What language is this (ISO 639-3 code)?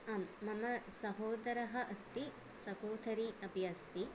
san